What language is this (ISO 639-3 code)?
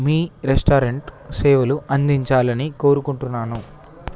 tel